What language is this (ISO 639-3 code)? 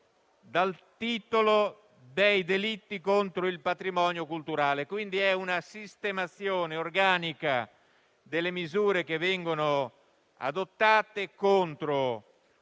ita